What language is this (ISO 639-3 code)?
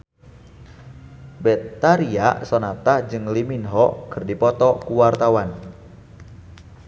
sun